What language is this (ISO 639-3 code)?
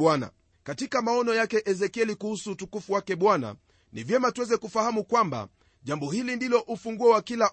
swa